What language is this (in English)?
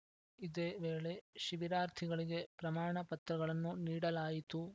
Kannada